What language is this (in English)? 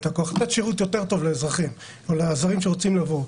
Hebrew